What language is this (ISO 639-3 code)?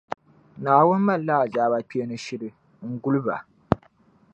dag